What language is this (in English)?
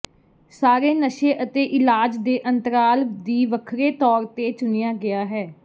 Punjabi